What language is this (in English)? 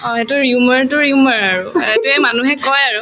Assamese